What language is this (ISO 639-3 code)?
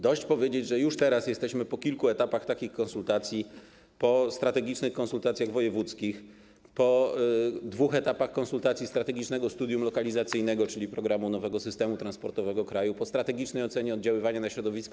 pol